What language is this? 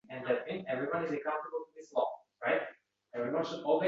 Uzbek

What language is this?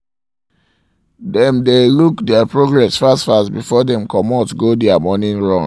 Nigerian Pidgin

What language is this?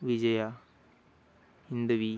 Marathi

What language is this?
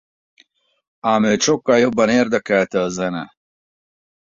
Hungarian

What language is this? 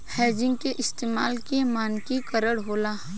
Bhojpuri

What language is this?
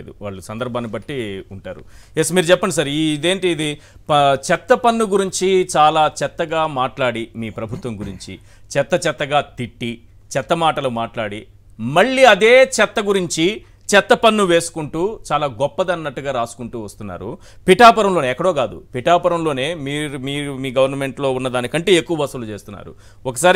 Telugu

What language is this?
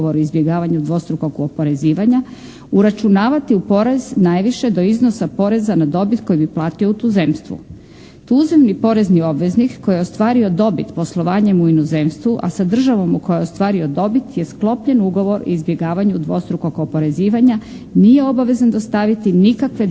Croatian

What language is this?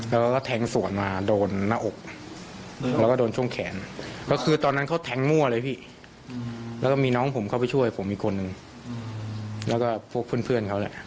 Thai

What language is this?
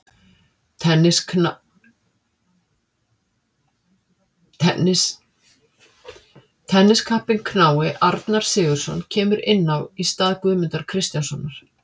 Icelandic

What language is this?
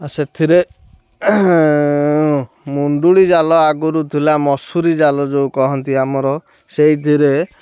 Odia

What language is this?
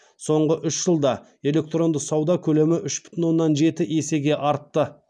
Kazakh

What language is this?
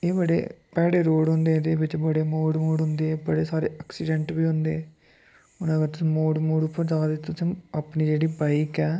Dogri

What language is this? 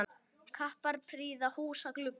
Icelandic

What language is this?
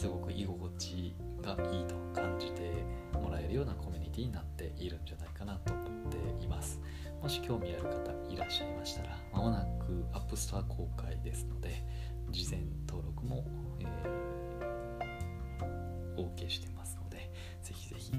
Japanese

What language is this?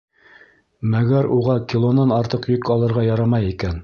Bashkir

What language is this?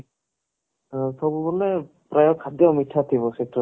Odia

